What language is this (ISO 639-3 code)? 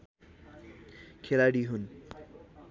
nep